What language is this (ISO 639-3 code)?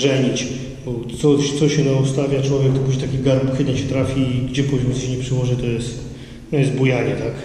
pol